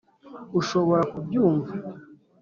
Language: Kinyarwanda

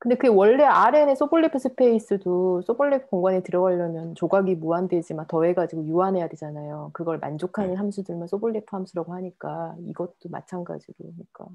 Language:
Korean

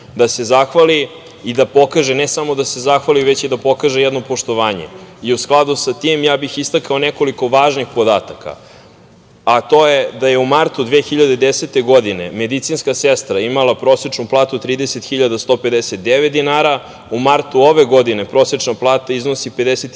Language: Serbian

